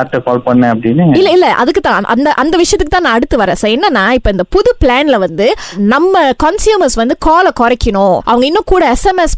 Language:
Tamil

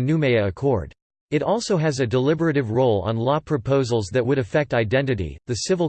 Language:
English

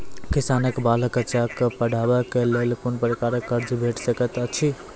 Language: Maithili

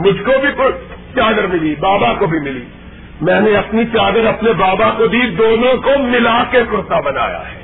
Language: Urdu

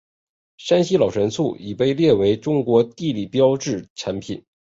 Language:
Chinese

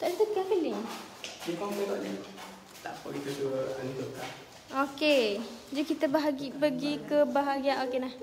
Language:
Malay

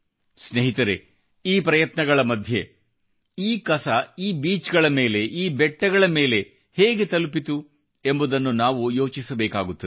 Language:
Kannada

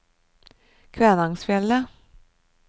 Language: Norwegian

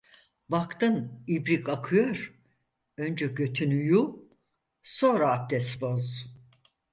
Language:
Turkish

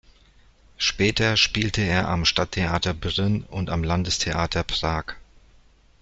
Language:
German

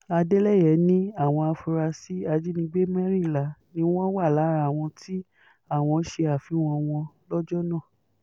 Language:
Yoruba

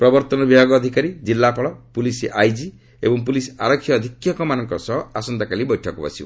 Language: Odia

